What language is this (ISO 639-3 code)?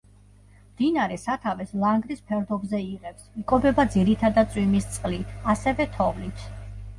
kat